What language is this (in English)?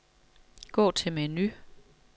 Danish